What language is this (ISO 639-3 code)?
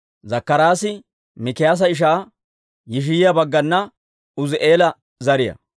dwr